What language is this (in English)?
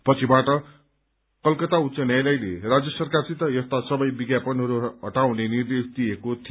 Nepali